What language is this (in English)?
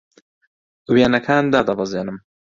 Central Kurdish